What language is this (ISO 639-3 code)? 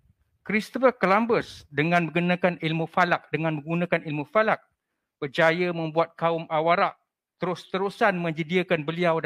msa